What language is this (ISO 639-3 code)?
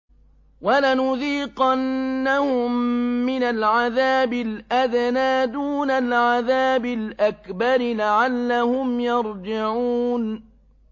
ara